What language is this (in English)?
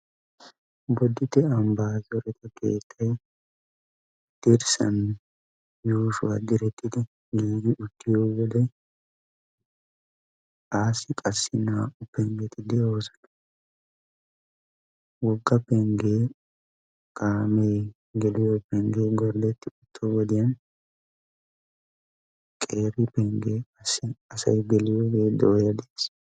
Wolaytta